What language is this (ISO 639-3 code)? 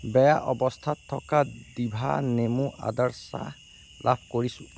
asm